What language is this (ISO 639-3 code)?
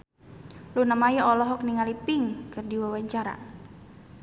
sun